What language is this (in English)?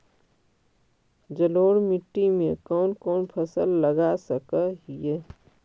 Magahi